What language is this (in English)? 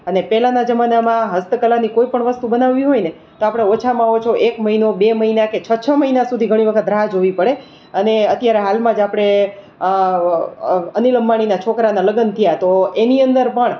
Gujarati